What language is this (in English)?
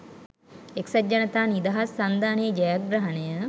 Sinhala